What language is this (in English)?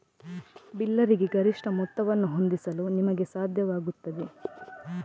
Kannada